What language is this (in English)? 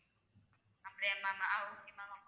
Tamil